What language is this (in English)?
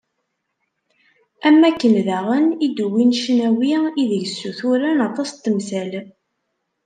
Kabyle